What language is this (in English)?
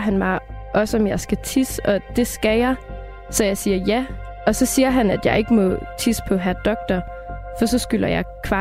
Danish